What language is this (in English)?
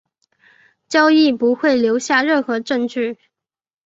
Chinese